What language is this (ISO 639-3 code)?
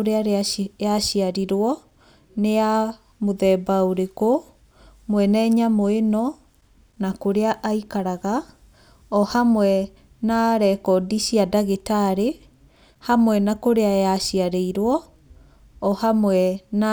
kik